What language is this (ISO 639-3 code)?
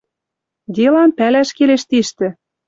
mrj